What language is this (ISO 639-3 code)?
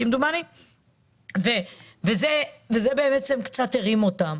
heb